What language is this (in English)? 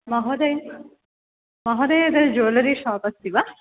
Sanskrit